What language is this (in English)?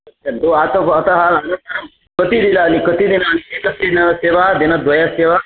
Sanskrit